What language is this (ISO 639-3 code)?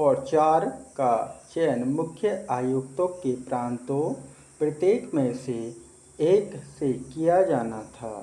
hin